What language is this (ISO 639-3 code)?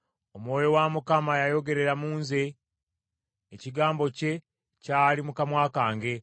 lug